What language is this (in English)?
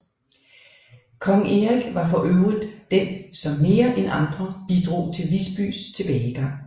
Danish